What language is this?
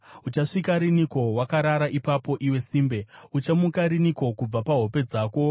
Shona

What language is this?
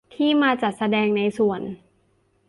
Thai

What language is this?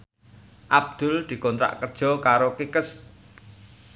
Javanese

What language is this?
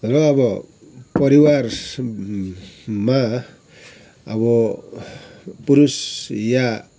Nepali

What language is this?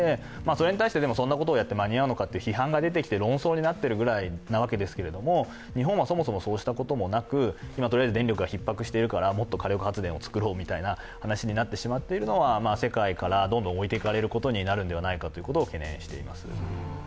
Japanese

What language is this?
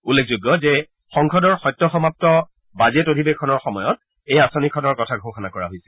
Assamese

